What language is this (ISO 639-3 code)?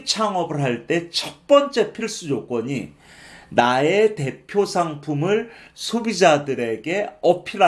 kor